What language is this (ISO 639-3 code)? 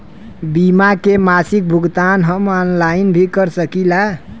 bho